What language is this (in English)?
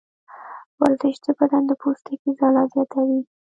Pashto